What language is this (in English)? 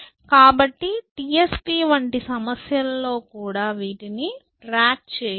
Telugu